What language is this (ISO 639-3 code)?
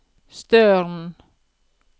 nor